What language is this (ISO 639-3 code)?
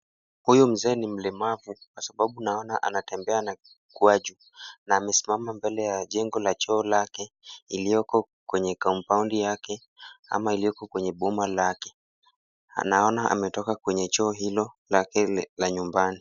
swa